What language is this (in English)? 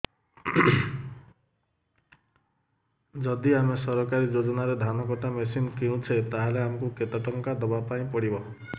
Odia